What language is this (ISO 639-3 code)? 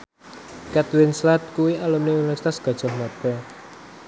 jav